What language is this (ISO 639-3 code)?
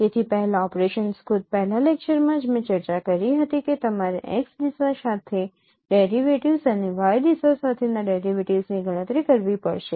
guj